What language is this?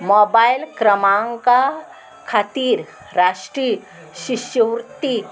Konkani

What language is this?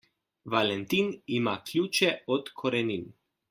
Slovenian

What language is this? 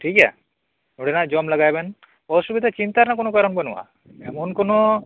Santali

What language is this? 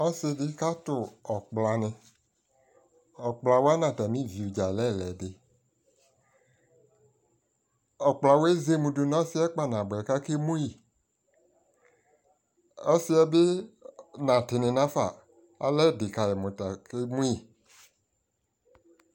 Ikposo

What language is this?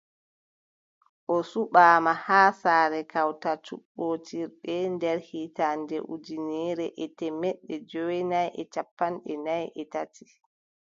Adamawa Fulfulde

